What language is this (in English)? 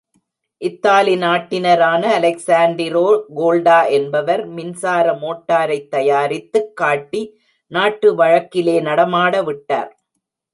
Tamil